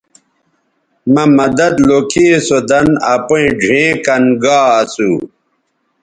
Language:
Bateri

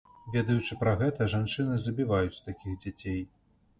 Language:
Belarusian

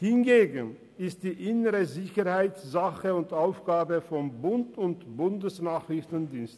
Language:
Swiss German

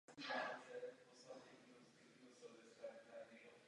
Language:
Czech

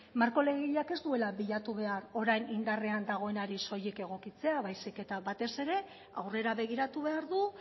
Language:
Basque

